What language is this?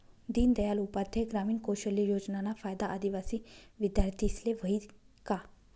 Marathi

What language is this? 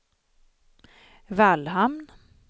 Swedish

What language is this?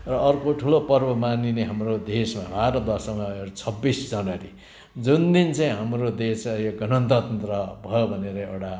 Nepali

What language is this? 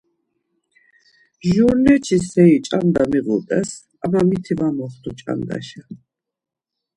Laz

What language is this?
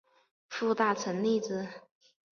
Chinese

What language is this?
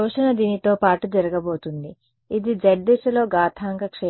Telugu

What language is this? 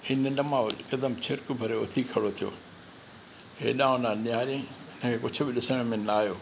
Sindhi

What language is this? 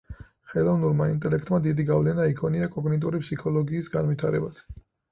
Georgian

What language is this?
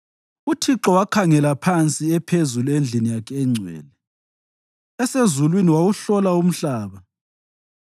North Ndebele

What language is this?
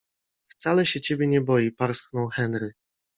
Polish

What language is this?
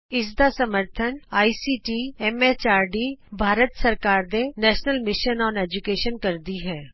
Punjabi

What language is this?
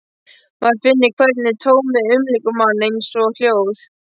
Icelandic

